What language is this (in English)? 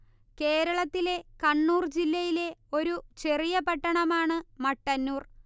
Malayalam